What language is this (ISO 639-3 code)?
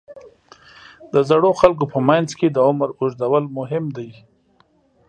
pus